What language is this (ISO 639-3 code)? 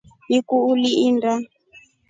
rof